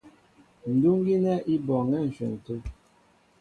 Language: Mbo (Cameroon)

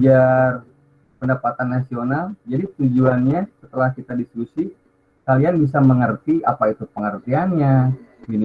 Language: Indonesian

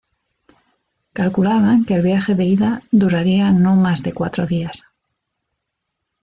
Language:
Spanish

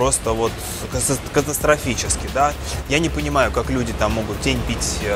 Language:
Russian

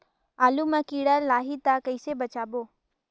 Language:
Chhattisgarhi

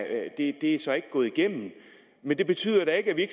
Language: Danish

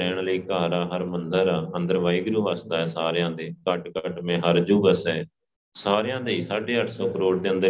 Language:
Punjabi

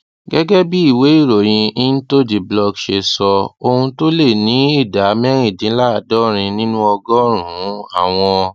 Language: Yoruba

